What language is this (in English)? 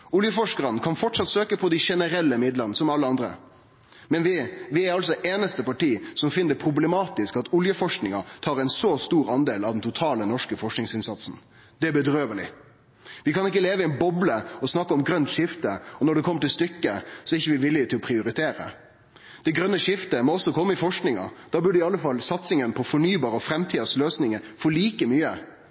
Norwegian Nynorsk